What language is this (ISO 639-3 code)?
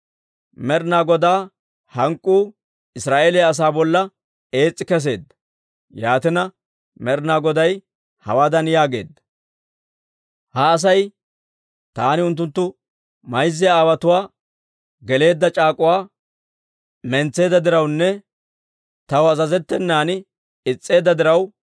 dwr